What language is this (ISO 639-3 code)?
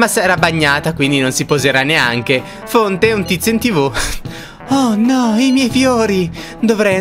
ita